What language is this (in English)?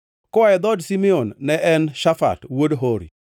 Luo (Kenya and Tanzania)